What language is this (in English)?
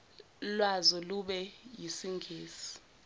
Zulu